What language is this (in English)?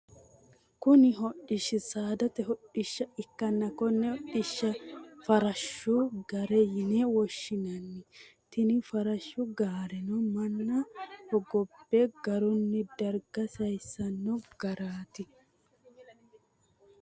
Sidamo